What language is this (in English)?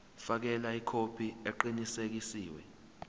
Zulu